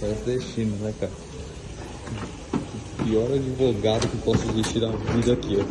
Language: Portuguese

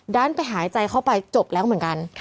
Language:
Thai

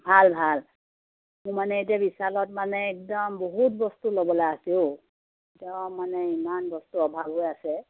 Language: Assamese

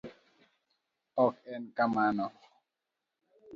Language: Luo (Kenya and Tanzania)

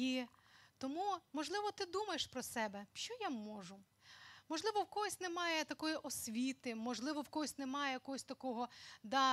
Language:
Ukrainian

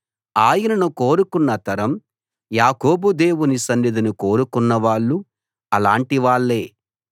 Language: Telugu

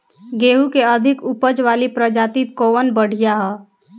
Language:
Bhojpuri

